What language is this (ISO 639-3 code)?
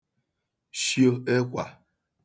ibo